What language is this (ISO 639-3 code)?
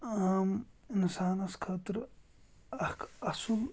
kas